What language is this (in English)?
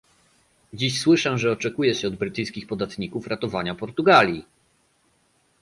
Polish